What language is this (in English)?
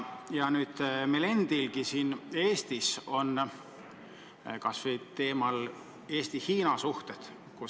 Estonian